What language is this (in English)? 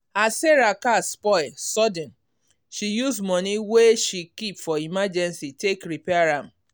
Nigerian Pidgin